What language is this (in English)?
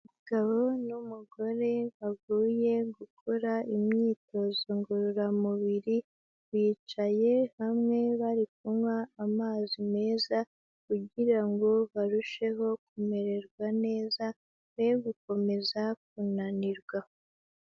Kinyarwanda